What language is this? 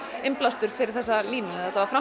Icelandic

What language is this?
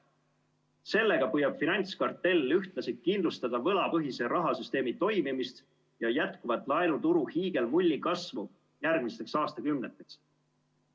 Estonian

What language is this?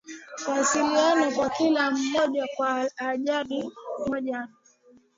Swahili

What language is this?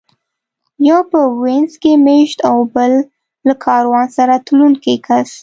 Pashto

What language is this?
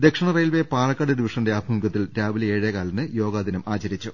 Malayalam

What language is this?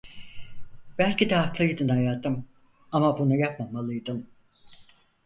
Turkish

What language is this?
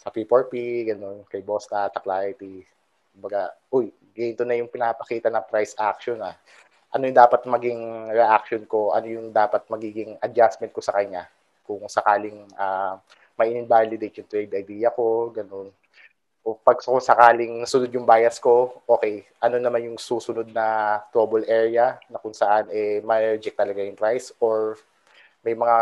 Filipino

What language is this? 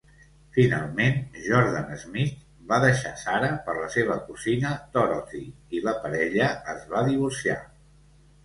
Catalan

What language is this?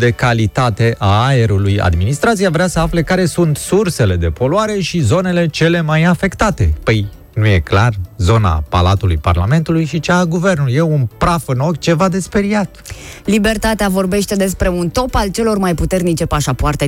Romanian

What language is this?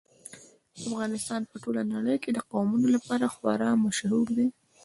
Pashto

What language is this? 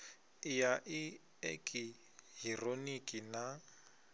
Venda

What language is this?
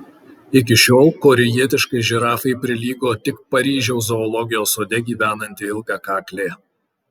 Lithuanian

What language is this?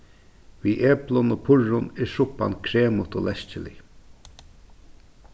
Faroese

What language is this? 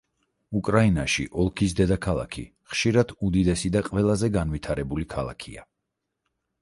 Georgian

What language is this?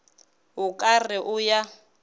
Northern Sotho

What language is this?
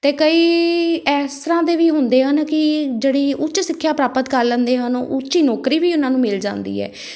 Punjabi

